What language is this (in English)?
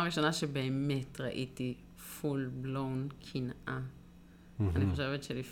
Hebrew